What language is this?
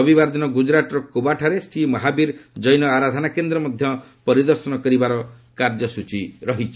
Odia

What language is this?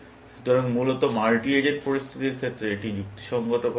Bangla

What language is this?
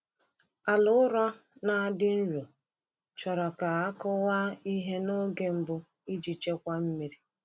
Igbo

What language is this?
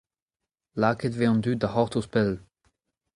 Breton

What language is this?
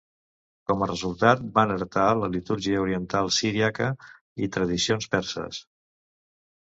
Catalan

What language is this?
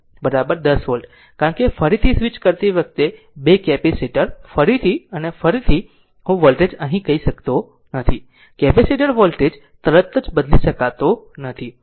Gujarati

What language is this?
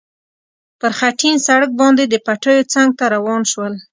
Pashto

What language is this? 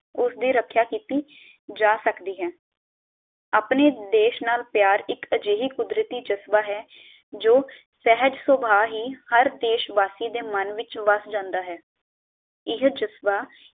Punjabi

